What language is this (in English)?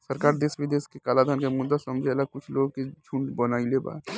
Bhojpuri